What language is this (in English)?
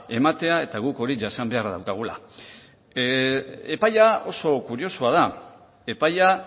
Basque